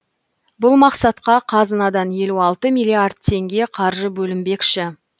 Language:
Kazakh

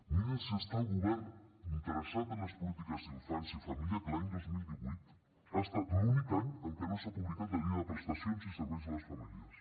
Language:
Catalan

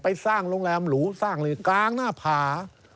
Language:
Thai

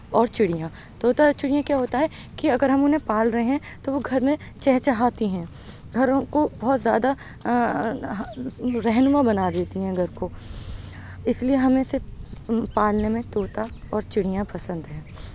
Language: Urdu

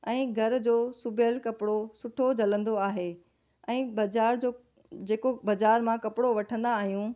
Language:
Sindhi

